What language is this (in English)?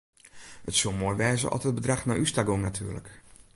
Western Frisian